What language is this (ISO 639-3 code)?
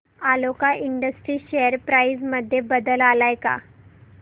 mar